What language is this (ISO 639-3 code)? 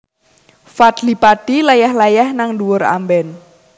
jav